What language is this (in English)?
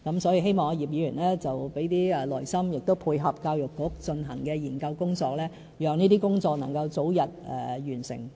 Cantonese